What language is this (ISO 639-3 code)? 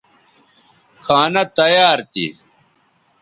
btv